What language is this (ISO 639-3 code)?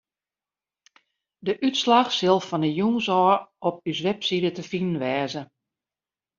fry